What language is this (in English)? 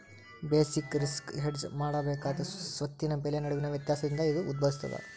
Kannada